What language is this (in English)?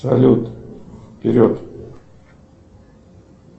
Russian